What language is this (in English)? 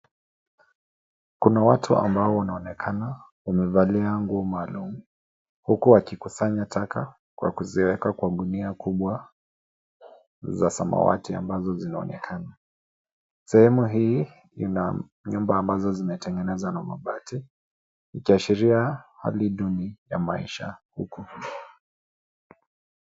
Swahili